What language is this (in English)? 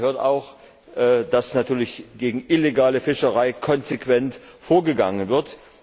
German